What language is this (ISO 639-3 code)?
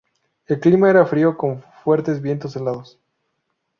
spa